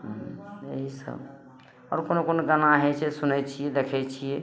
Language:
Maithili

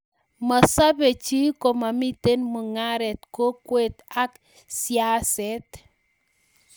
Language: Kalenjin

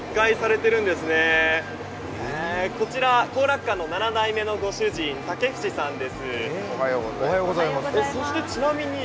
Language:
Japanese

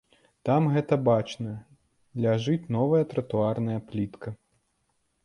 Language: Belarusian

